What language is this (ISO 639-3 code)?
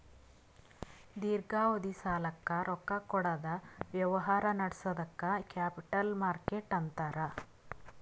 kan